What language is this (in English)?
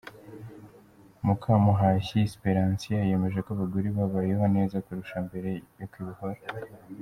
Kinyarwanda